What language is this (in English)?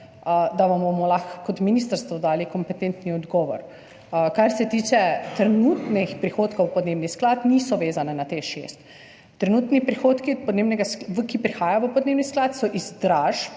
Slovenian